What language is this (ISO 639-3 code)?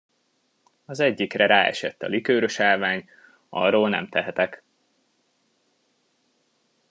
hun